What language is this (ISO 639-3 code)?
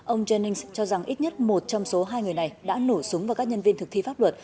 vie